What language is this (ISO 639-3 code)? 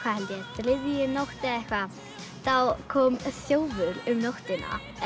isl